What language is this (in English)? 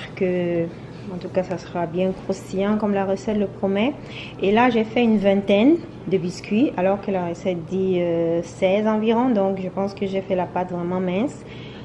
French